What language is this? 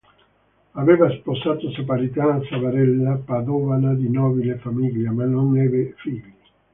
Italian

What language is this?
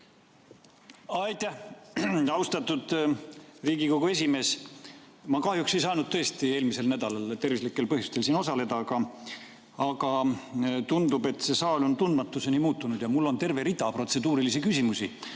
Estonian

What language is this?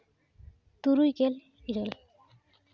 Santali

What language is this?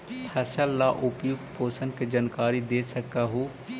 Magahi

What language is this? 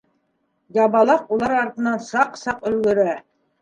Bashkir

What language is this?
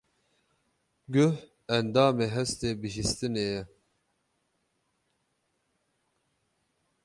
Kurdish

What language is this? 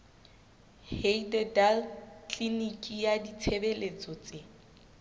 Southern Sotho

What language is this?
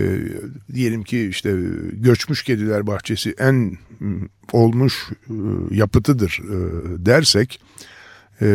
Turkish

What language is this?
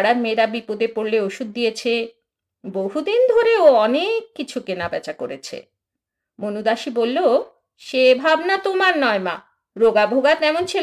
Bangla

